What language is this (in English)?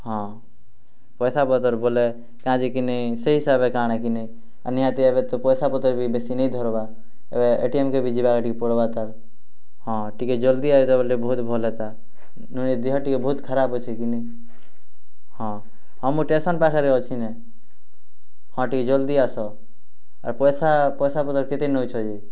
Odia